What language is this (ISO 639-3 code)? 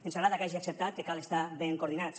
cat